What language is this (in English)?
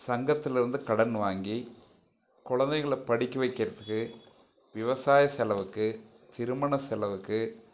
Tamil